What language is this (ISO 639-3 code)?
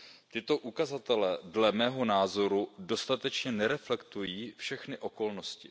ces